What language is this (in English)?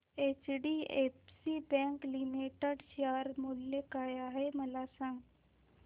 Marathi